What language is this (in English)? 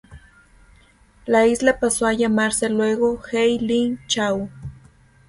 Spanish